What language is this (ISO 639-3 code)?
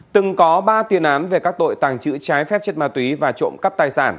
vie